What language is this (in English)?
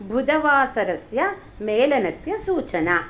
Sanskrit